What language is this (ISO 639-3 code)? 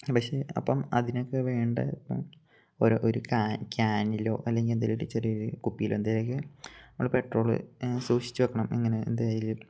mal